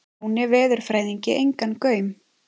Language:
Icelandic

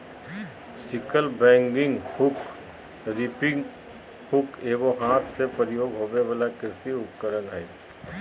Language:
Magahi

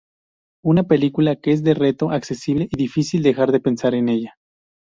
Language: Spanish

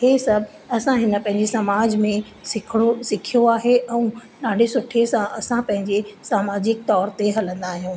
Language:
Sindhi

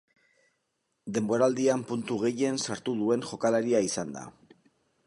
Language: Basque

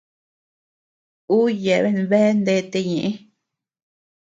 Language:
Tepeuxila Cuicatec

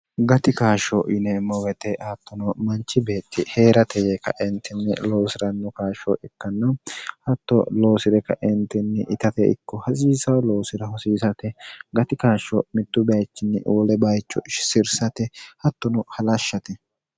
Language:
Sidamo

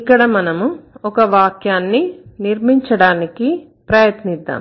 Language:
Telugu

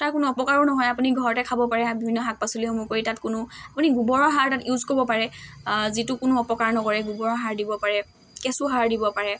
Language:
Assamese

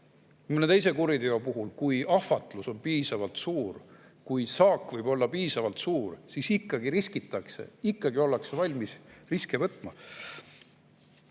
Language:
Estonian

